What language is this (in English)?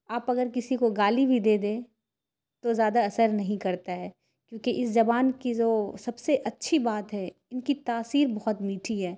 Urdu